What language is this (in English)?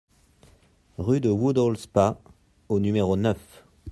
French